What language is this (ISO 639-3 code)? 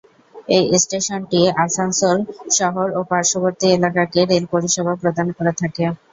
ben